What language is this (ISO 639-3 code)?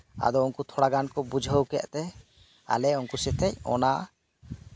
sat